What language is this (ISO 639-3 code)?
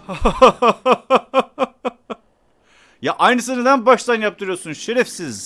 tur